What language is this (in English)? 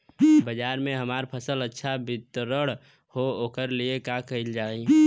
Bhojpuri